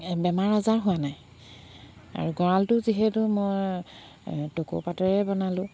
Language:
Assamese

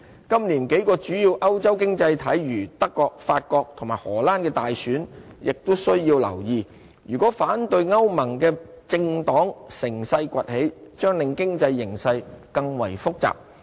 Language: Cantonese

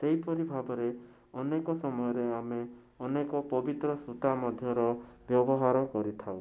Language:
Odia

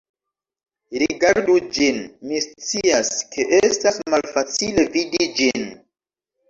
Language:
Esperanto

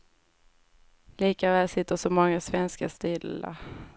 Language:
Swedish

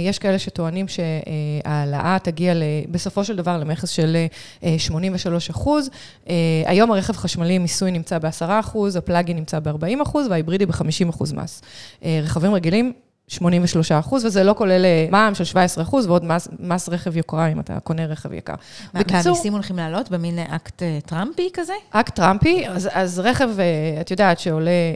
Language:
Hebrew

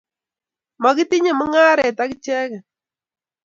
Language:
Kalenjin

